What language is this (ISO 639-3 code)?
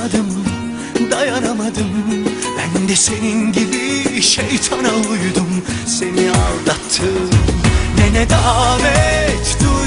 ara